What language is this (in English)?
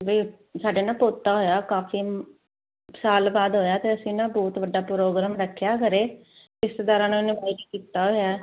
Punjabi